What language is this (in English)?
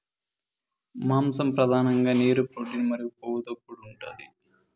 Telugu